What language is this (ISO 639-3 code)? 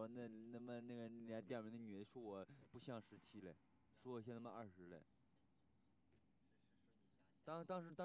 zho